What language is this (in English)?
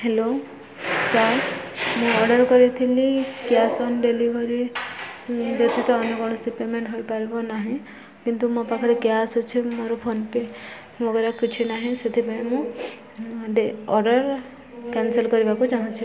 Odia